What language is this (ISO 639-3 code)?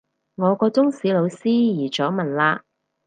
yue